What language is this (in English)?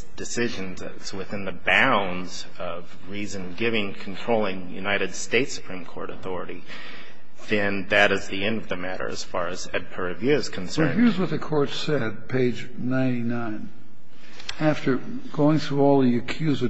English